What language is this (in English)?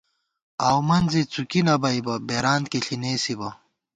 Gawar-Bati